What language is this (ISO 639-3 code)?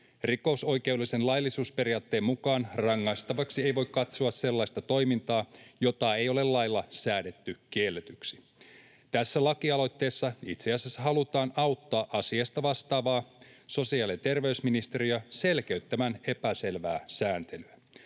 fin